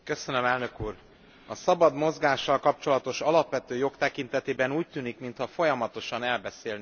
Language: Hungarian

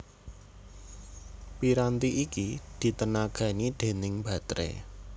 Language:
Javanese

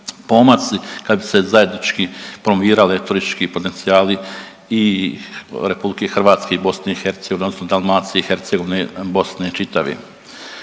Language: Croatian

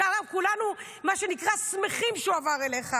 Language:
Hebrew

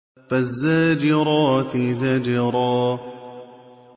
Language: Arabic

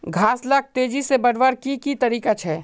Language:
Magahi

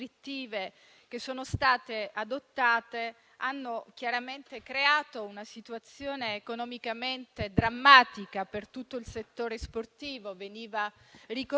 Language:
Italian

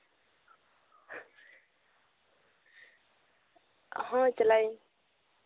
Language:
Santali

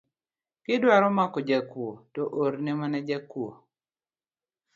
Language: Luo (Kenya and Tanzania)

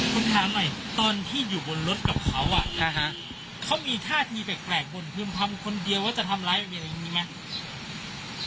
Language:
Thai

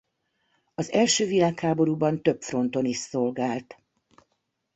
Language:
Hungarian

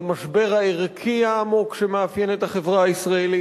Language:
Hebrew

